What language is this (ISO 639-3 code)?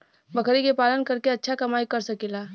bho